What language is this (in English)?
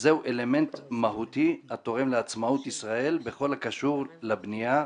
Hebrew